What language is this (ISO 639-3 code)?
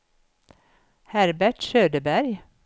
swe